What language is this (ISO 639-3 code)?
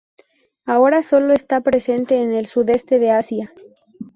spa